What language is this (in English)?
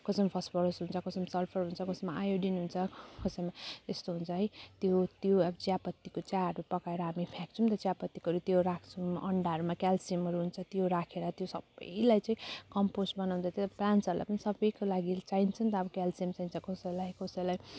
Nepali